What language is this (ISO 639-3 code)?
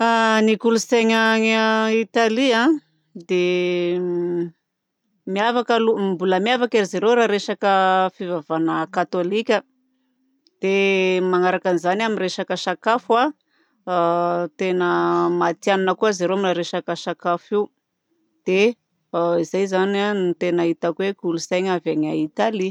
bzc